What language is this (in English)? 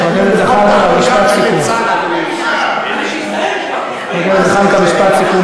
Hebrew